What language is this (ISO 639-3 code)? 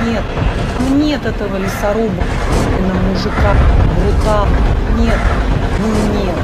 rus